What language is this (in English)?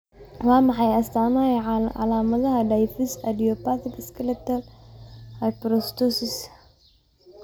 Somali